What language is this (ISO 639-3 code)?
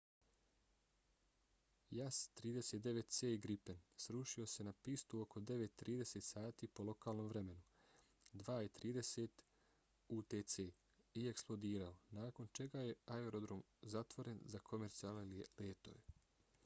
bos